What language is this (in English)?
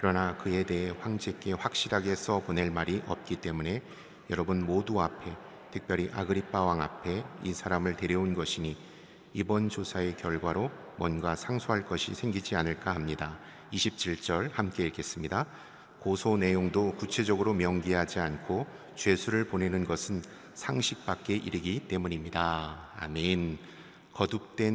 Korean